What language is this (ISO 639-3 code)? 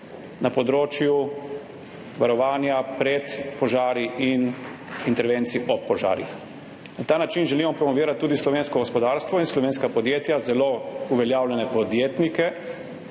slv